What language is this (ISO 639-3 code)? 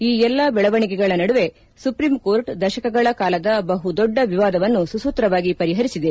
kan